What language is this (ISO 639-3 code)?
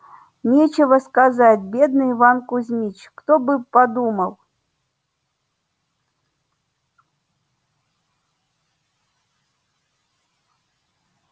rus